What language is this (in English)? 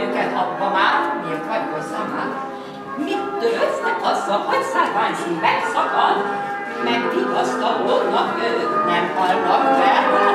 Ukrainian